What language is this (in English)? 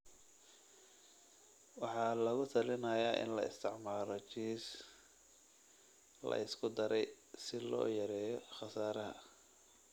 Somali